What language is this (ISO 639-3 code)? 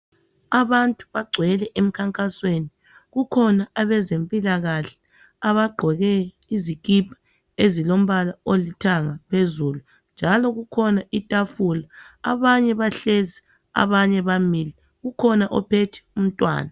nde